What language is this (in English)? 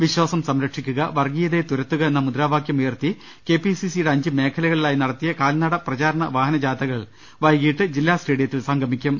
Malayalam